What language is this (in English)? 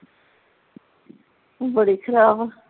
Punjabi